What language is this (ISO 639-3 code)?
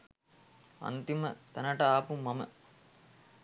sin